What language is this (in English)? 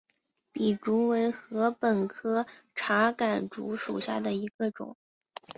Chinese